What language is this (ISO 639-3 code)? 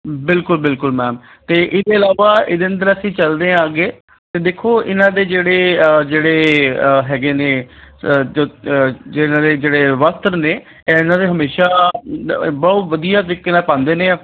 pan